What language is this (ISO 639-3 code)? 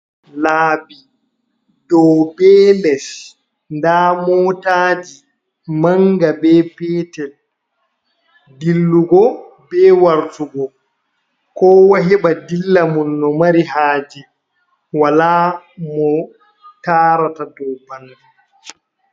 ful